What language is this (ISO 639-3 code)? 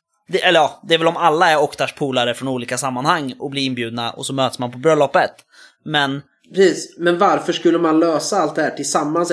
swe